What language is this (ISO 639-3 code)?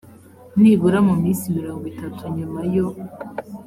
kin